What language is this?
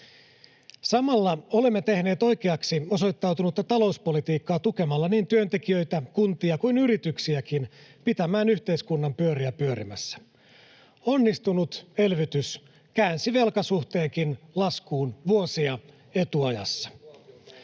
Finnish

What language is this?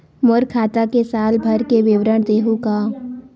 Chhattisgarhi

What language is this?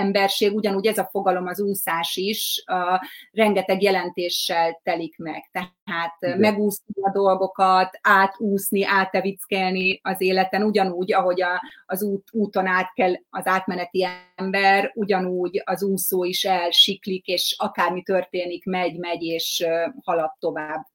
Hungarian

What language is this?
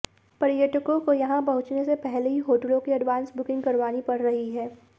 Hindi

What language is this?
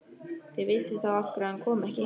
Icelandic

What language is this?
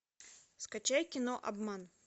Russian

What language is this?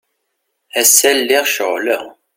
Kabyle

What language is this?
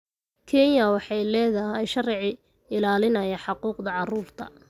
Somali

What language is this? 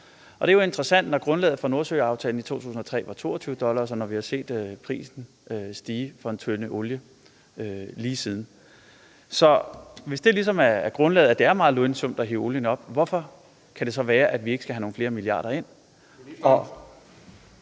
Danish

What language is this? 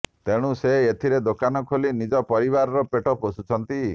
Odia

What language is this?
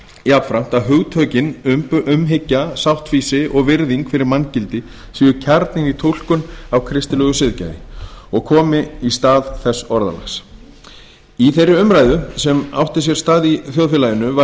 Icelandic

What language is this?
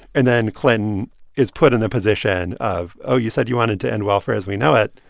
English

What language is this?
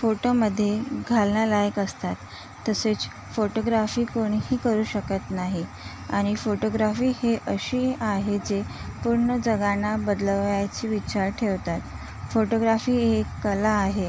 Marathi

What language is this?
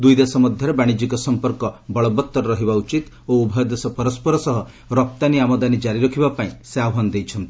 Odia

